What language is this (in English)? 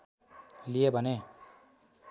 Nepali